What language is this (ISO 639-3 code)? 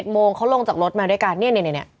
tha